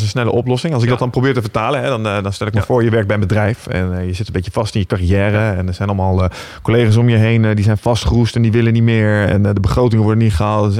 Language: Dutch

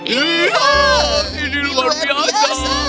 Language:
Indonesian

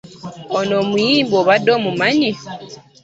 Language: Ganda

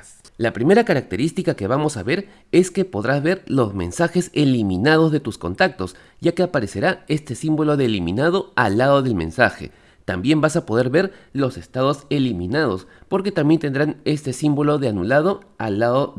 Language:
Spanish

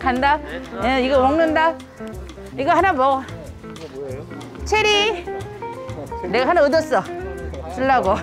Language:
Korean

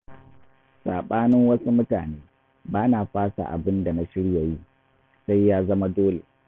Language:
Hausa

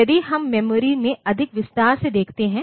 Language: Hindi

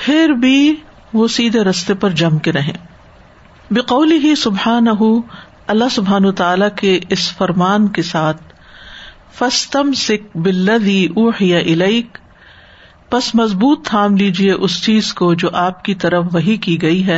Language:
Urdu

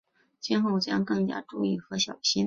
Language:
Chinese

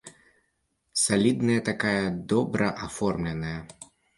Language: Belarusian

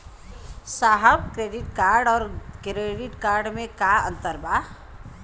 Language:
Bhojpuri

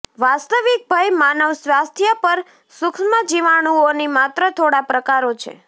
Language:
Gujarati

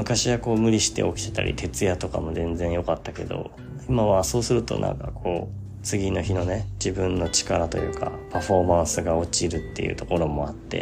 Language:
Japanese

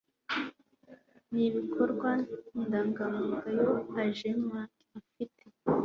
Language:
Kinyarwanda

